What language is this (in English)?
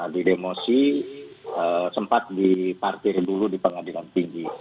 Indonesian